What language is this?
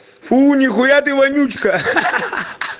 Russian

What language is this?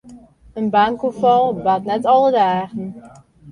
Western Frisian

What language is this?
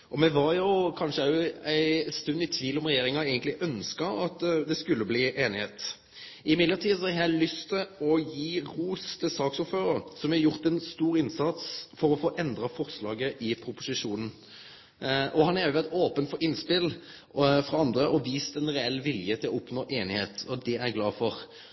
Norwegian Nynorsk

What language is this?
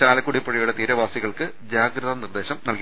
Malayalam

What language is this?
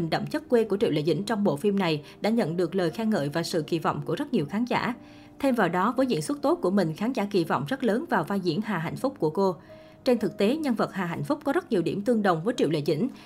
Vietnamese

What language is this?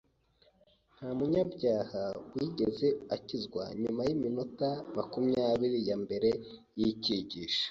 Kinyarwanda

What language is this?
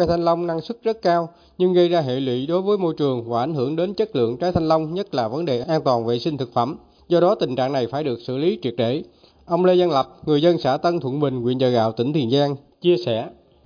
Vietnamese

